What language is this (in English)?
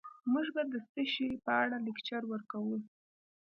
Pashto